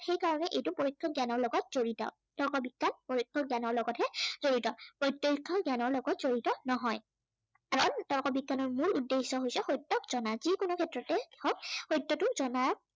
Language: Assamese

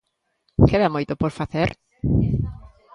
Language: Galician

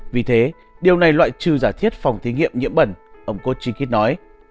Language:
Vietnamese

